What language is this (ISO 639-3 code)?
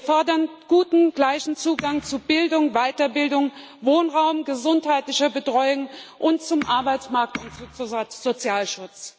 deu